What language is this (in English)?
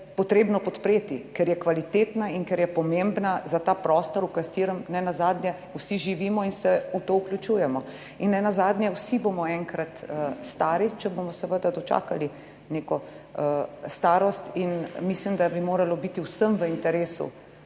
Slovenian